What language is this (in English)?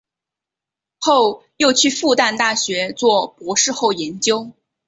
Chinese